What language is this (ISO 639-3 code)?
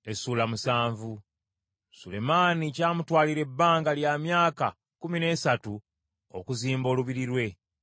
lug